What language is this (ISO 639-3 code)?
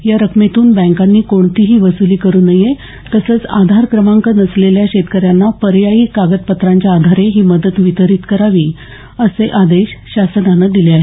mar